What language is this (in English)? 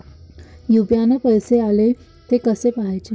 Marathi